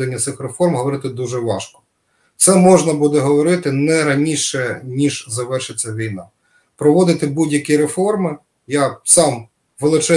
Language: Ukrainian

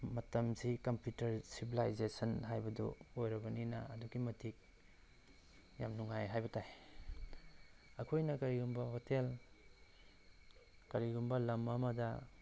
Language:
Manipuri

